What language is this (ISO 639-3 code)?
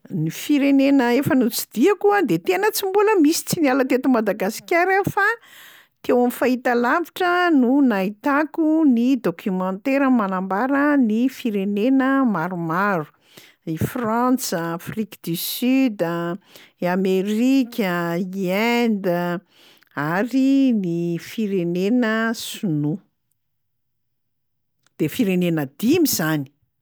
mlg